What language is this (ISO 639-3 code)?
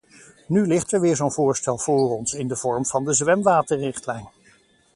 nld